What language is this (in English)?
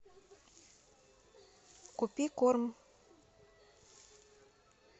Russian